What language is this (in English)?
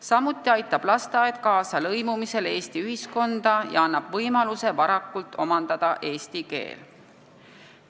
Estonian